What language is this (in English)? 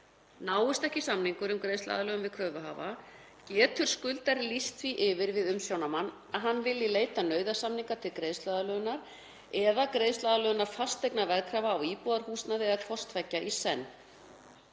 Icelandic